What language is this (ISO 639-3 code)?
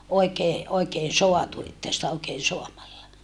fin